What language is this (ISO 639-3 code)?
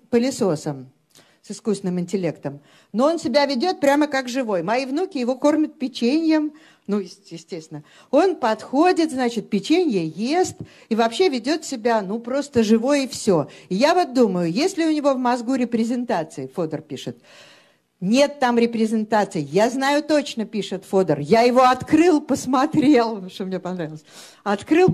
rus